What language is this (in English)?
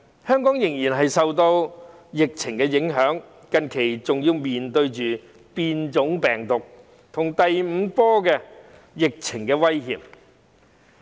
Cantonese